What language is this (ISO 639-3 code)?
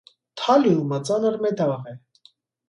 hye